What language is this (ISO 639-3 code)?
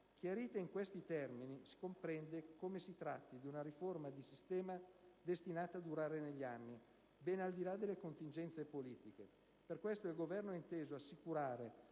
ita